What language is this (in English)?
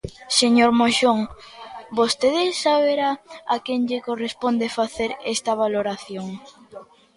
Galician